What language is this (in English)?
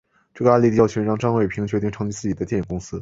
Chinese